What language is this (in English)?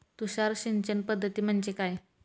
Marathi